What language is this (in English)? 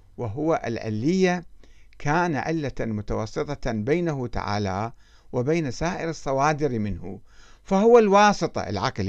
Arabic